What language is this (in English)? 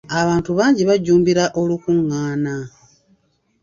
Ganda